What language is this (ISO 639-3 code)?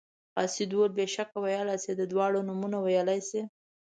pus